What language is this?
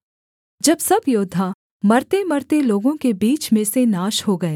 Hindi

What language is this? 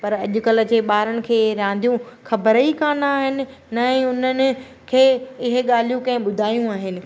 Sindhi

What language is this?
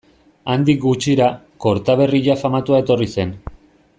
Basque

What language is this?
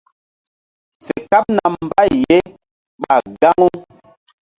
Mbum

